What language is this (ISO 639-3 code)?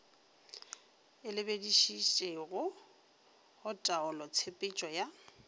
nso